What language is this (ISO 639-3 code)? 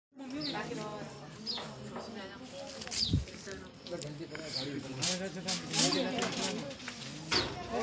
tur